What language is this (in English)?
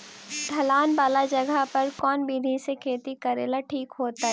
Magahi